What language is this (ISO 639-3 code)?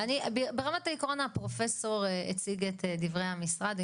heb